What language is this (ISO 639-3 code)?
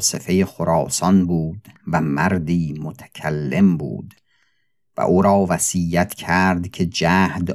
fas